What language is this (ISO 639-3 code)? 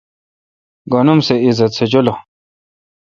xka